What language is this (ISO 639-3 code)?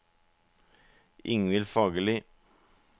nor